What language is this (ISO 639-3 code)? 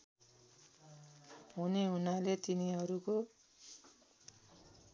nep